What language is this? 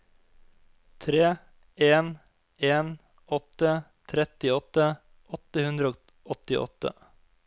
Norwegian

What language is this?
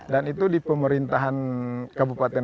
Indonesian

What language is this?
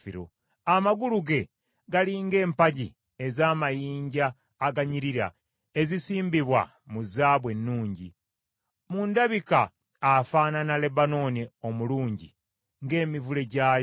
Ganda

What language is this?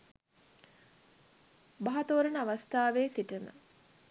Sinhala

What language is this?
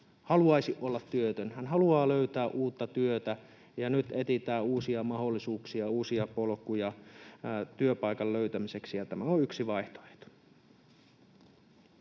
Finnish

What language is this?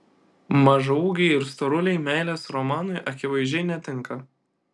Lithuanian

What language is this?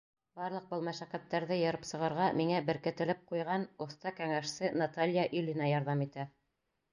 Bashkir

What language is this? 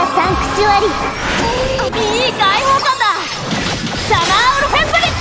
Japanese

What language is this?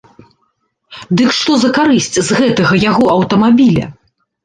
Belarusian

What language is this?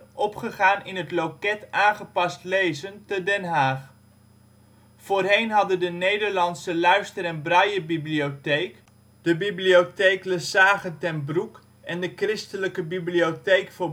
Dutch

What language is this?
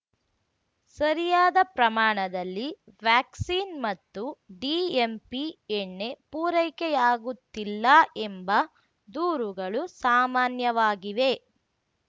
Kannada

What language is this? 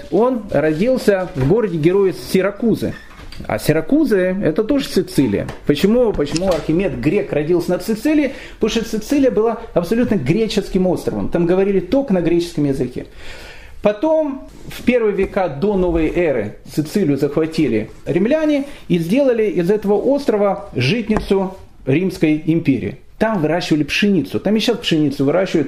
Russian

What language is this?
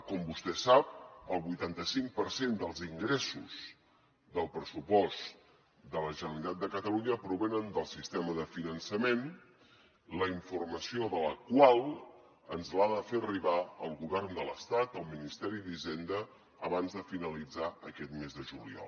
Catalan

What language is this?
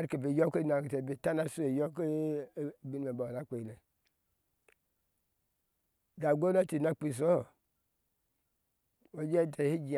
Ashe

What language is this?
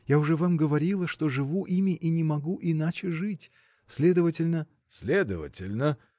Russian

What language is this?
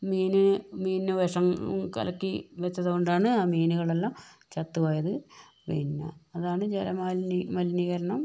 Malayalam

